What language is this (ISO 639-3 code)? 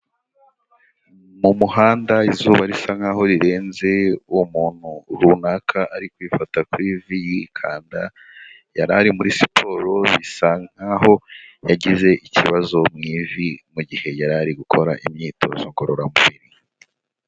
kin